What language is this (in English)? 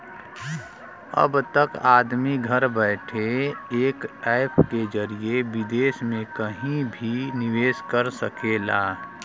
Bhojpuri